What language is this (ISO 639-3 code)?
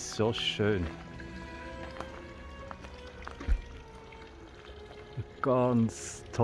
deu